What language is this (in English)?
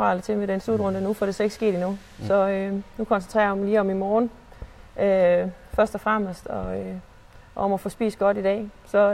Danish